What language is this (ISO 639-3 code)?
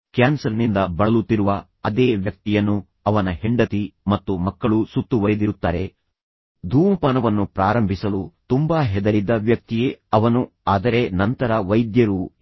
kan